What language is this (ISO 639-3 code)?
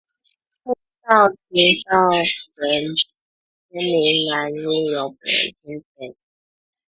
zho